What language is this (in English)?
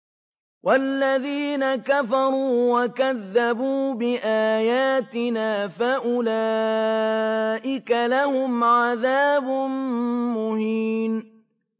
Arabic